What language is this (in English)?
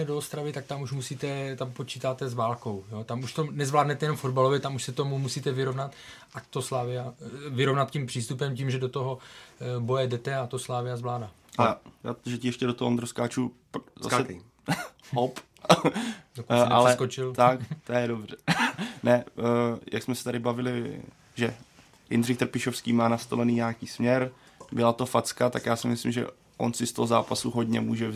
Czech